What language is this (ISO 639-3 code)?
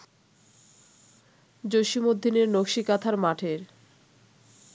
ben